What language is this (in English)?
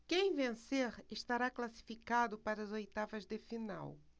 Portuguese